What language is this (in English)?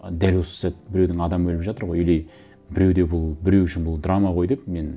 Kazakh